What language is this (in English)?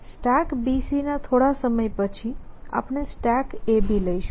Gujarati